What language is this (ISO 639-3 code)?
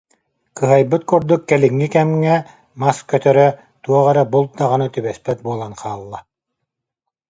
sah